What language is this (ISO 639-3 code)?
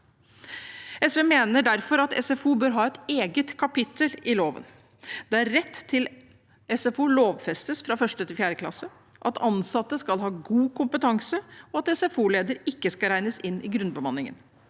nor